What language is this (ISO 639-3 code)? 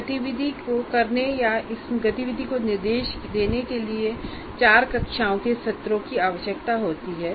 hin